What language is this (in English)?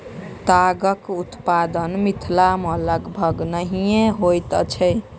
Maithili